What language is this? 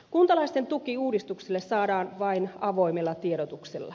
Finnish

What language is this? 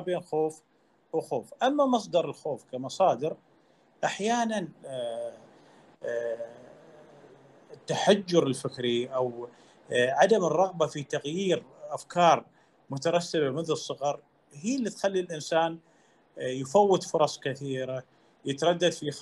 Arabic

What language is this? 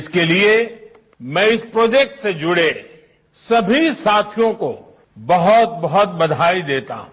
Hindi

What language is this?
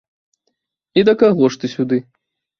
Belarusian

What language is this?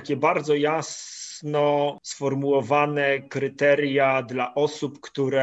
Polish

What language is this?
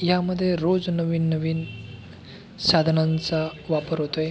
Marathi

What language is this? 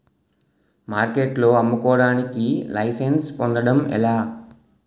Telugu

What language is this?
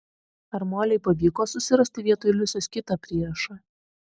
Lithuanian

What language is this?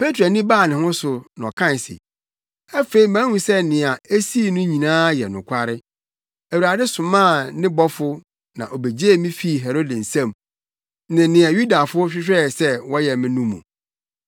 Akan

